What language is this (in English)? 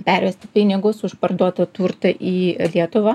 Lithuanian